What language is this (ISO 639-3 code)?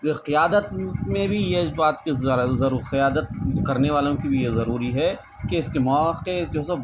urd